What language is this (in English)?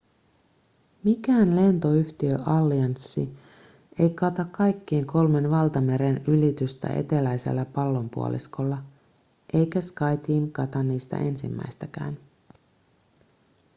Finnish